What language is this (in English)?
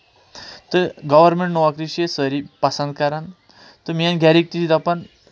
Kashmiri